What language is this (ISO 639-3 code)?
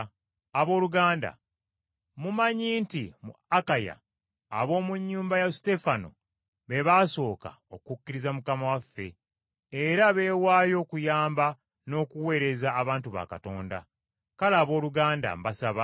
lug